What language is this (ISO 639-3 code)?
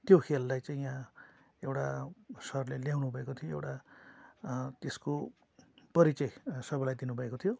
nep